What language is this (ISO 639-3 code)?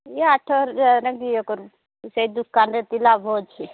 ori